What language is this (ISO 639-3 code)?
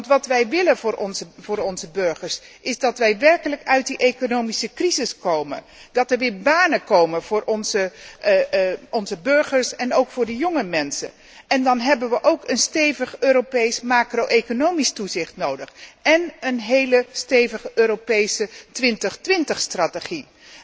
nld